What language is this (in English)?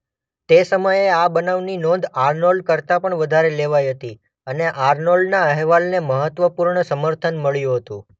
Gujarati